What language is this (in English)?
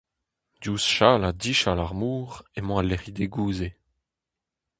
Breton